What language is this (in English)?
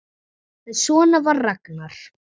Icelandic